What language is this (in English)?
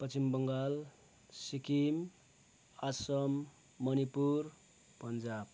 Nepali